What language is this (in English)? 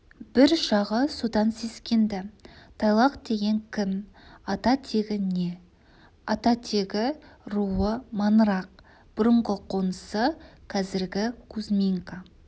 Kazakh